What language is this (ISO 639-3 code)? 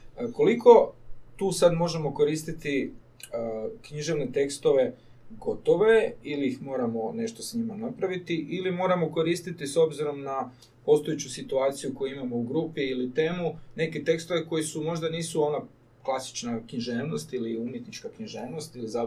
hrv